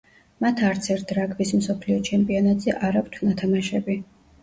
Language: Georgian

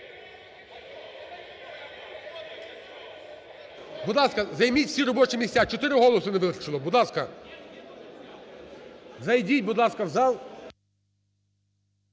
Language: Ukrainian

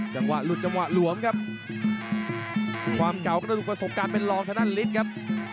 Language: Thai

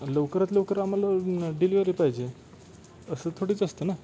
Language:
Marathi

